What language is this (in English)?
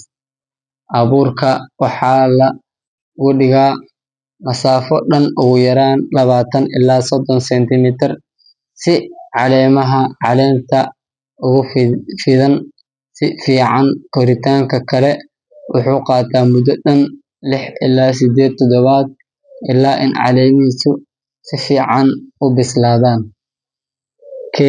Somali